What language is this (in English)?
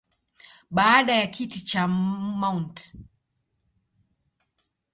Swahili